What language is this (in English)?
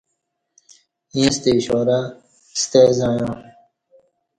Kati